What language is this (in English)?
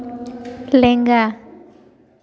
Santali